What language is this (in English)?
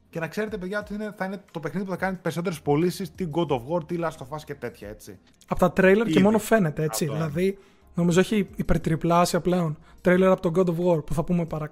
Greek